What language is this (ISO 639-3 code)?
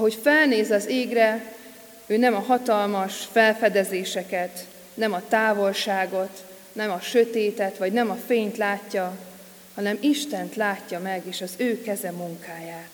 hun